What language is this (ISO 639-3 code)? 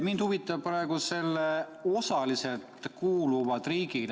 est